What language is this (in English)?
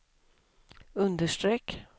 Swedish